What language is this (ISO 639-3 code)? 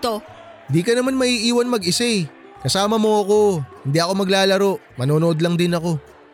fil